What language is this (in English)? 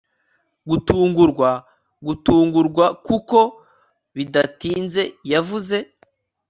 Kinyarwanda